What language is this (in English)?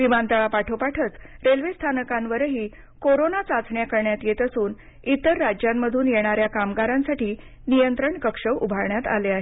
Marathi